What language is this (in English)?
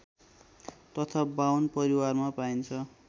Nepali